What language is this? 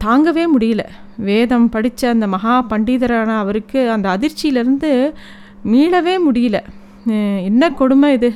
Tamil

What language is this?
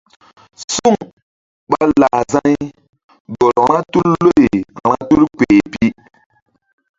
Mbum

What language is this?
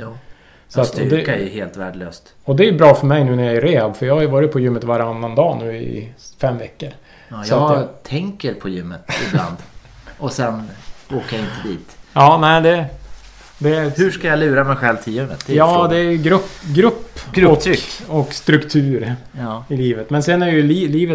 Swedish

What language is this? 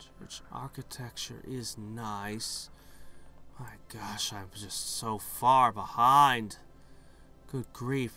English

